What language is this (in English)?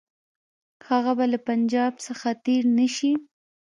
Pashto